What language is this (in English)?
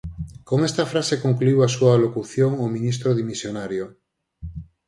Galician